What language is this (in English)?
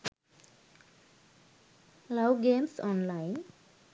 Sinhala